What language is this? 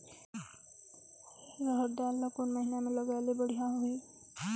Chhattisgarhi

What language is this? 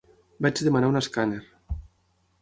Catalan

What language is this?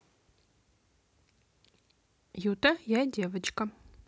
Russian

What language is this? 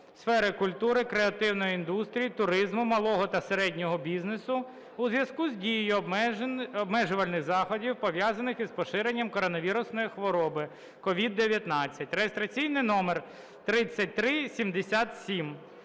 Ukrainian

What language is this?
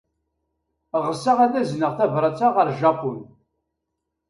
Kabyle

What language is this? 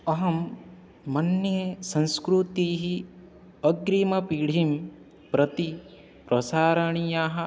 Sanskrit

